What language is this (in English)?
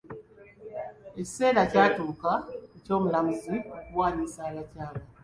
Ganda